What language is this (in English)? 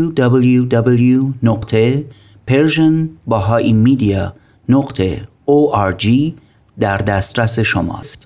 Persian